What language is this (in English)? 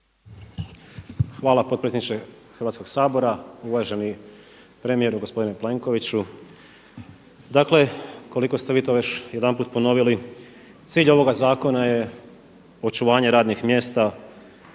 Croatian